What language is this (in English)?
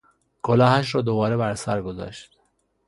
Persian